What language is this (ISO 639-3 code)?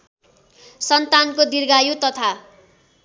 nep